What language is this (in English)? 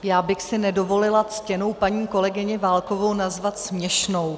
Czech